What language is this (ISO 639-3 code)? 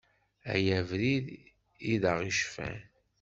kab